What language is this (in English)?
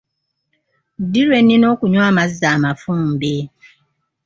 Ganda